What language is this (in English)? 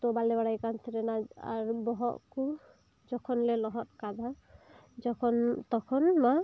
Santali